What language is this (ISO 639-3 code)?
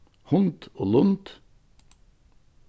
fao